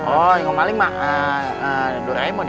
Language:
Indonesian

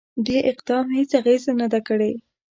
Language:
Pashto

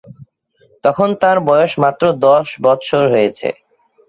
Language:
Bangla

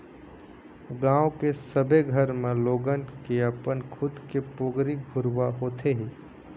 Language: Chhattisgarhi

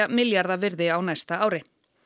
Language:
Icelandic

